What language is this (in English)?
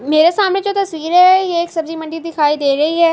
Urdu